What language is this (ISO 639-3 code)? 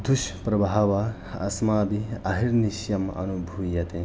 san